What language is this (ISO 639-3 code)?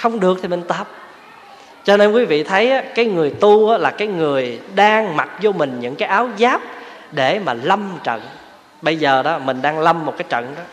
vie